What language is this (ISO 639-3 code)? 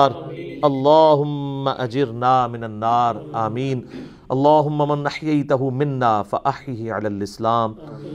urd